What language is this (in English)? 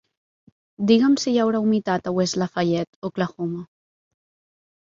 Catalan